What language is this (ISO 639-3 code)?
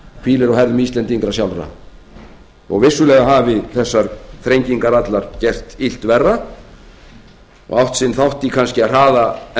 isl